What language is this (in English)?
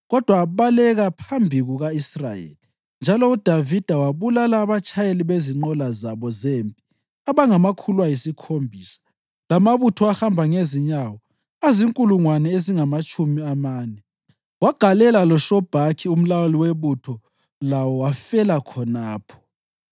North Ndebele